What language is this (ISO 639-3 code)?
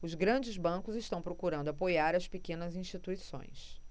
por